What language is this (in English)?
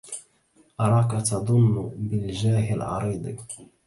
Arabic